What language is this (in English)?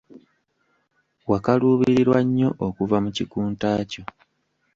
Ganda